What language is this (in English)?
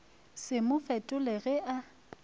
Northern Sotho